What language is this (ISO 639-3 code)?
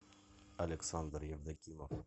rus